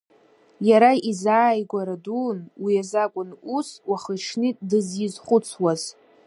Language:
Abkhazian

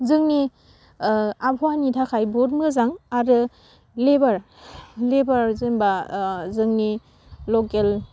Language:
Bodo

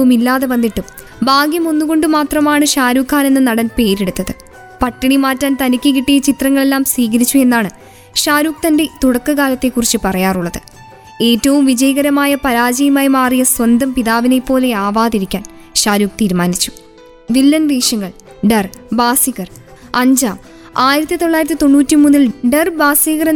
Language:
Malayalam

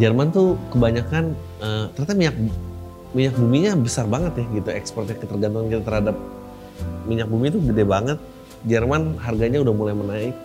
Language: Indonesian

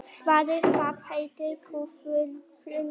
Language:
Icelandic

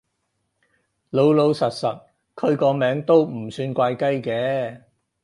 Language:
Cantonese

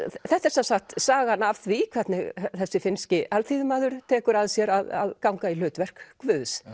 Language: Icelandic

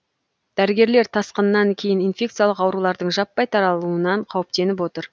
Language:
Kazakh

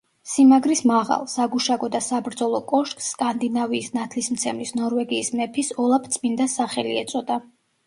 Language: Georgian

